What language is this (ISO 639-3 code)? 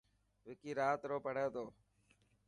mki